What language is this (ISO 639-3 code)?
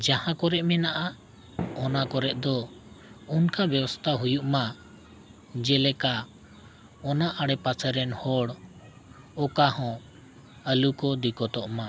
sat